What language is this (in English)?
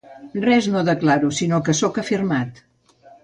Catalan